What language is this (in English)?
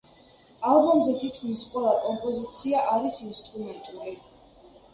Georgian